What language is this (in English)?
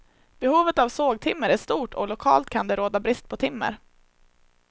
Swedish